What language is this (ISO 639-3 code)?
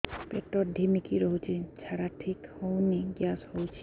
ori